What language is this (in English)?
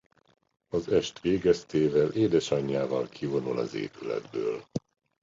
Hungarian